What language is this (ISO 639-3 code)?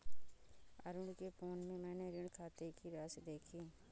hin